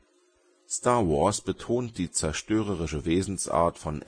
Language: German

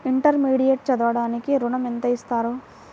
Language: Telugu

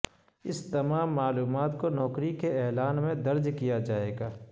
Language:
Urdu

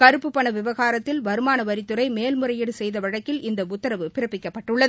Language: Tamil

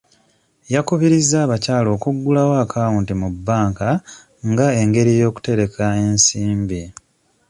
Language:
Ganda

